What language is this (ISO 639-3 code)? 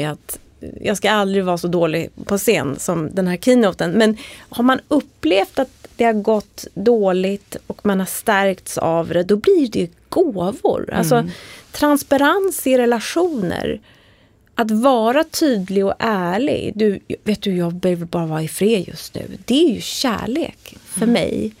swe